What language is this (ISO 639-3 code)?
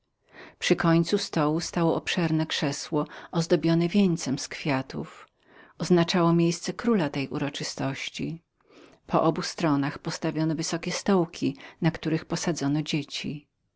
pol